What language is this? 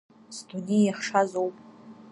Abkhazian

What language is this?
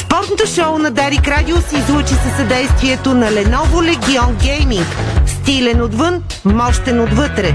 Bulgarian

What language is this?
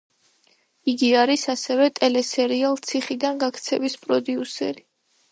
Georgian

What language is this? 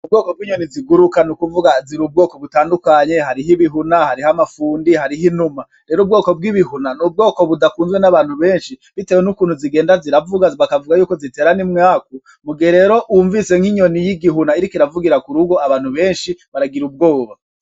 Rundi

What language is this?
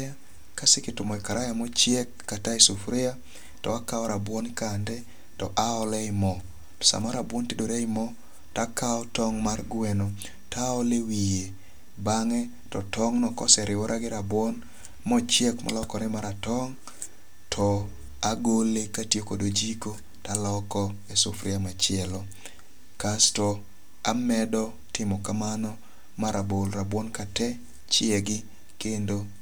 Luo (Kenya and Tanzania)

